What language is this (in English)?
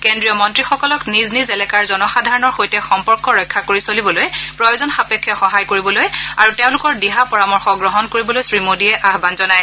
Assamese